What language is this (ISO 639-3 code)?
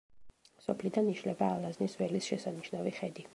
kat